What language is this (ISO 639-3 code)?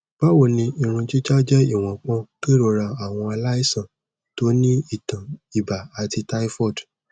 yor